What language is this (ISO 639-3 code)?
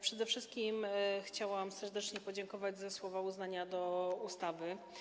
pol